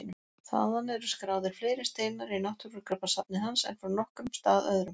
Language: Icelandic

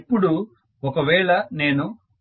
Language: Telugu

